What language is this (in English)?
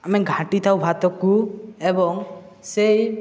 Odia